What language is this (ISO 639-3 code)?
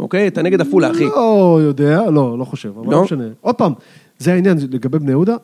heb